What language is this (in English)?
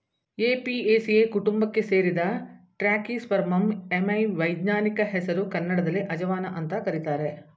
Kannada